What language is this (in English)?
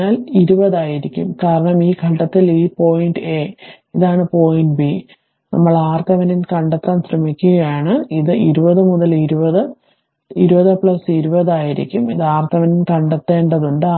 Malayalam